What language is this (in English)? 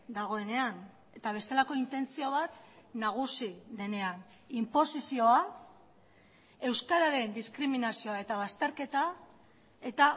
Basque